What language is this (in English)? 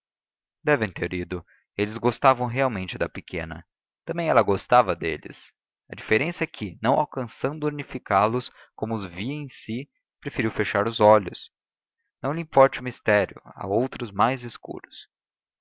Portuguese